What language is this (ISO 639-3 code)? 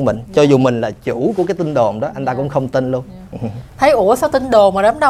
vie